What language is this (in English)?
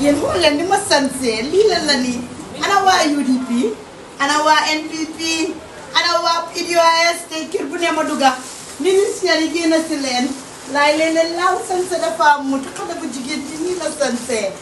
Arabic